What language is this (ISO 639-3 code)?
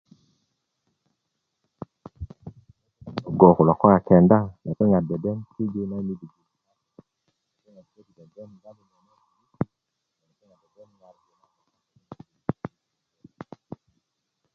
ukv